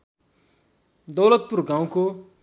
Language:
Nepali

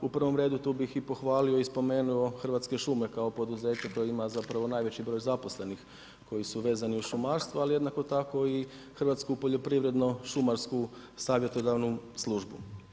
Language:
Croatian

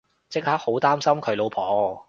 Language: Cantonese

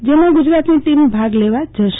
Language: Gujarati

